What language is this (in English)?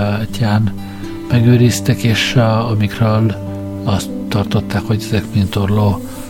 Hungarian